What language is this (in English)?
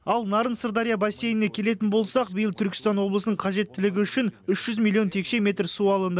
Kazakh